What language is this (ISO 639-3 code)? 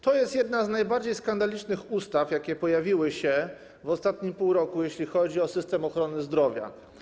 pol